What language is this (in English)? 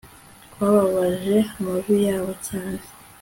Kinyarwanda